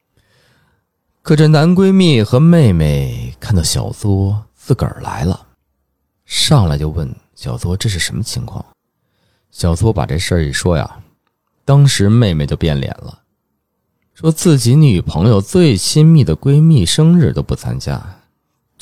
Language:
Chinese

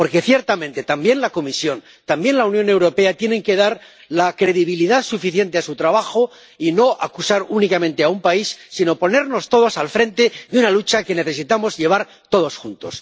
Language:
Spanish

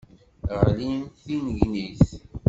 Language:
Kabyle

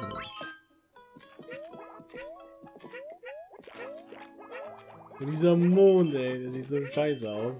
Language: German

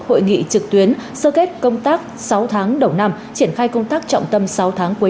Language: Vietnamese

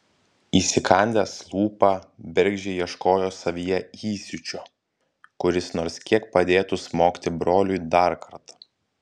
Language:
Lithuanian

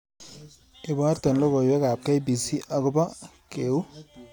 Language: Kalenjin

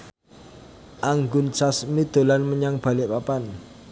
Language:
Javanese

